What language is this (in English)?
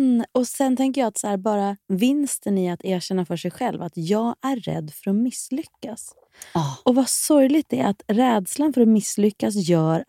Swedish